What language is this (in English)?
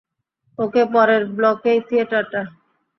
Bangla